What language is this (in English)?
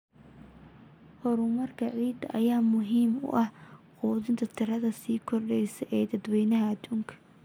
Somali